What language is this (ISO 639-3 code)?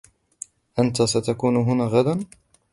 ara